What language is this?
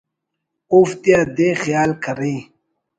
Brahui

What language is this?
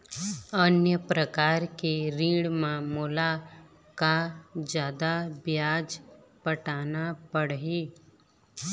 Chhattisgarhi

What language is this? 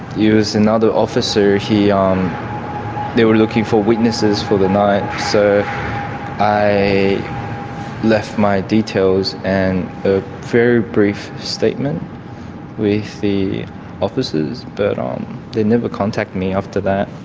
English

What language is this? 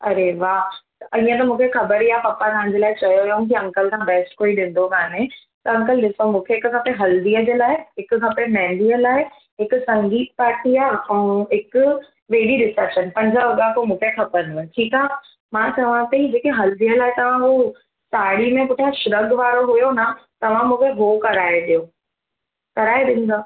Sindhi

